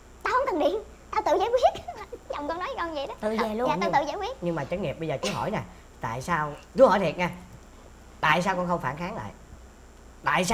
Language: Vietnamese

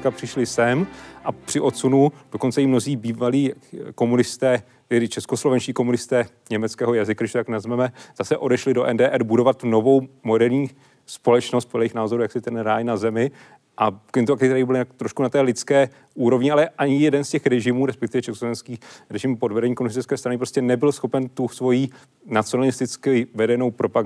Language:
Czech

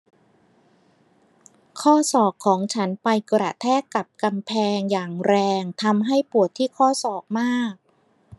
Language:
Thai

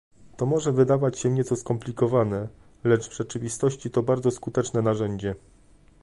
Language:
Polish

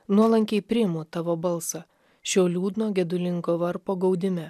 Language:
Lithuanian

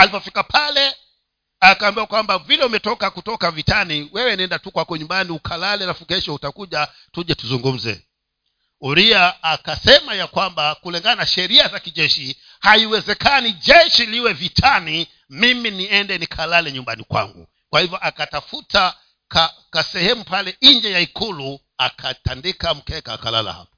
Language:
Swahili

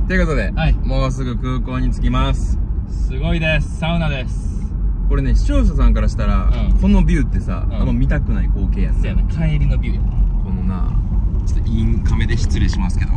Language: Japanese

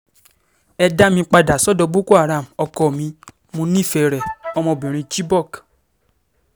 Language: Yoruba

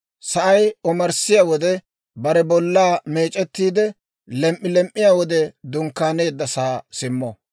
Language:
Dawro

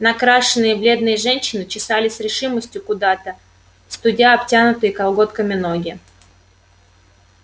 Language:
Russian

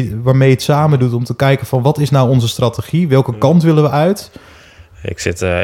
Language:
Dutch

